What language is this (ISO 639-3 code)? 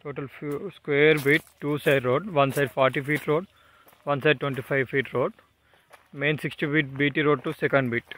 tel